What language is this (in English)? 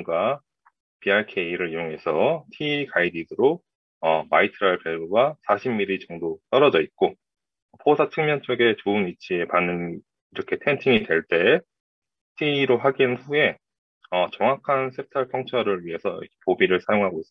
Korean